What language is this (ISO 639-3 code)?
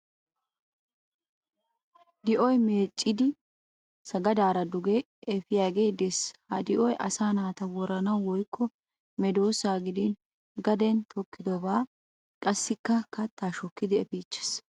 wal